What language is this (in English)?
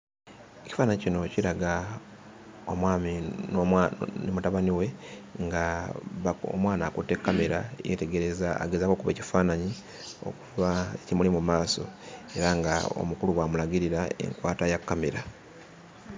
Ganda